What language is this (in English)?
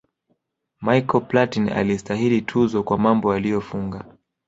Swahili